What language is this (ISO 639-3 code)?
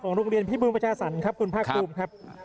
tha